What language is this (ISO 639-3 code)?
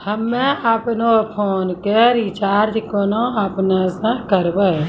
mai